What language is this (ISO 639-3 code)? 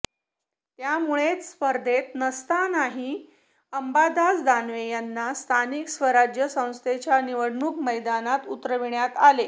mar